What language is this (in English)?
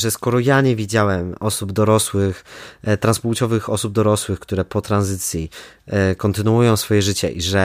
Polish